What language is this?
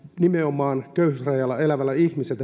Finnish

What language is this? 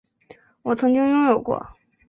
Chinese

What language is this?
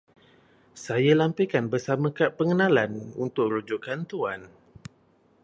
Malay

